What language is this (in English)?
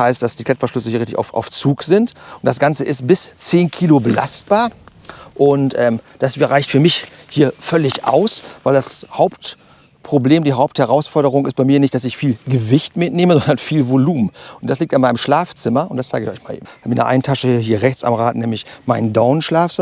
German